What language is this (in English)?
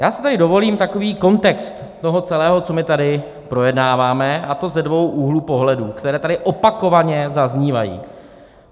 Czech